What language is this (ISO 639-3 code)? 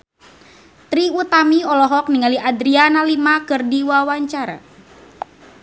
sun